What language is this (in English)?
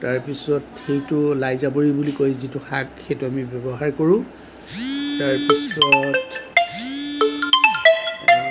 Assamese